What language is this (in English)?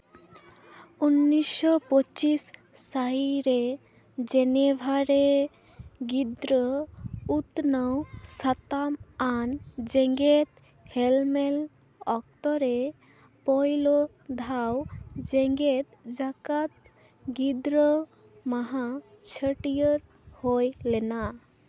Santali